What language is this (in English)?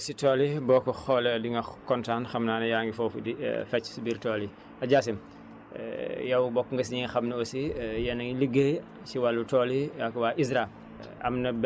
Wolof